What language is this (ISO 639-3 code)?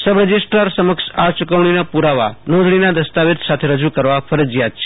guj